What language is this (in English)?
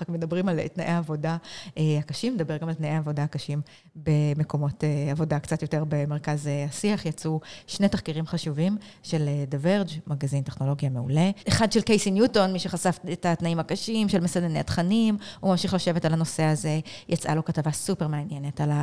Hebrew